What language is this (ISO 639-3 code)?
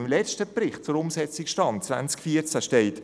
gsw